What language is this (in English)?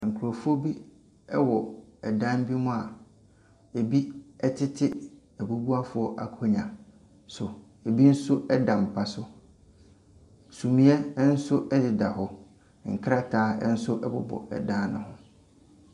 Akan